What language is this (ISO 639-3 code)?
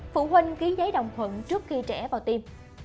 vie